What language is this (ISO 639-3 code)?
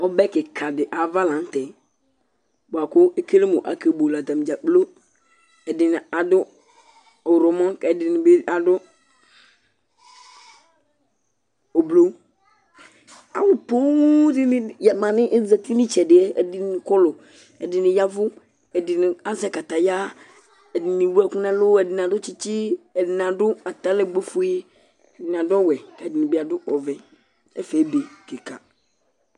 kpo